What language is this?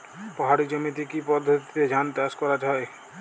Bangla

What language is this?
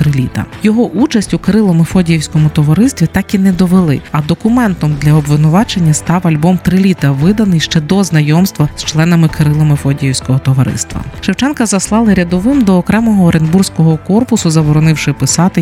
Ukrainian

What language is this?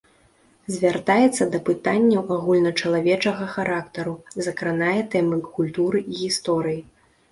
Belarusian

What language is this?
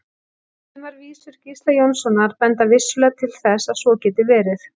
Icelandic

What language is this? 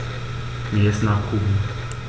German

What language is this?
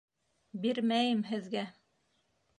Bashkir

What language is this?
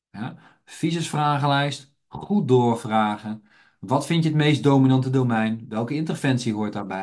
Dutch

